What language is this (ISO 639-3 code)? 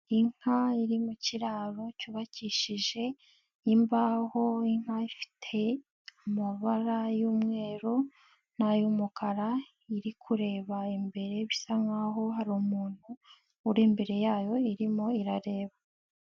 kin